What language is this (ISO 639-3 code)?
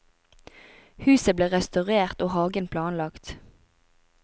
nor